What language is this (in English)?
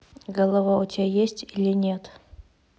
Russian